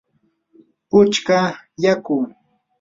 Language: Yanahuanca Pasco Quechua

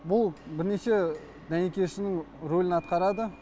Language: Kazakh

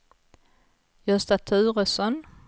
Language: Swedish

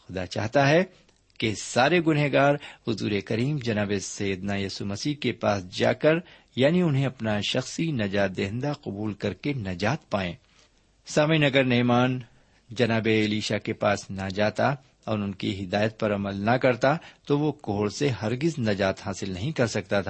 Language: Urdu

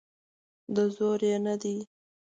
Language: Pashto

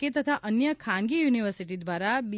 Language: Gujarati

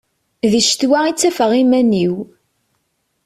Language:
Kabyle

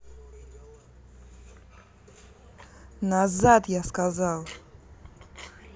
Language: Russian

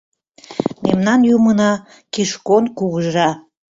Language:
Mari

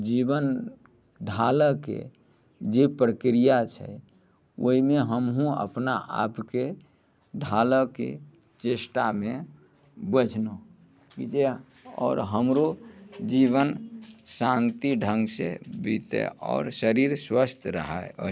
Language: Maithili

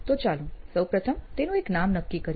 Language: Gujarati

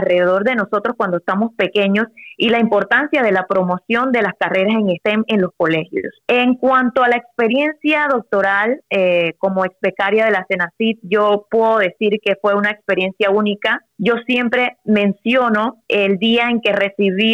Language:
Spanish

